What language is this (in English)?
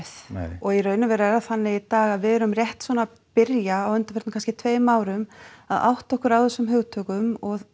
Icelandic